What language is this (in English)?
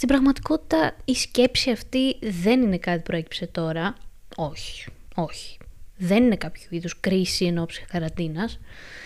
Greek